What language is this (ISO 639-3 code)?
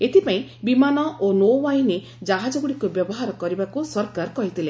ori